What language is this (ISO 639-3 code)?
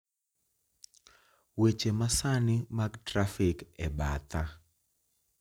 luo